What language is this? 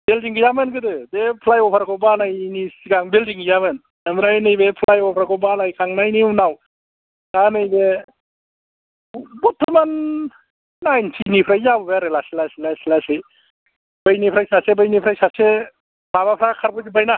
Bodo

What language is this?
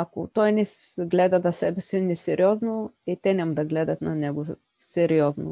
Bulgarian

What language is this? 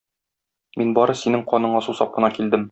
Tatar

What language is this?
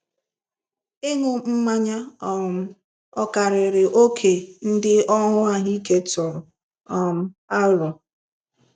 Igbo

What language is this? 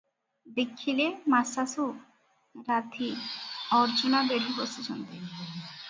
Odia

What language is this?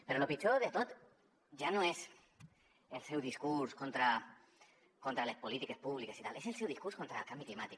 Catalan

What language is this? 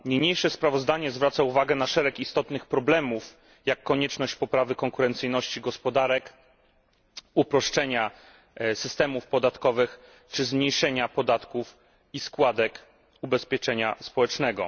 Polish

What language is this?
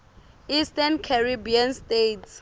Swati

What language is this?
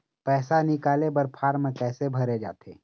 Chhattisgarhi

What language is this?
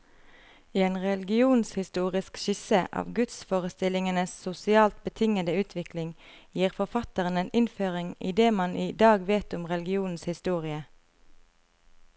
Norwegian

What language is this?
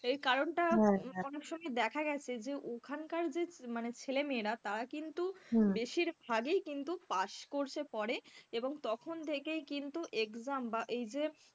Bangla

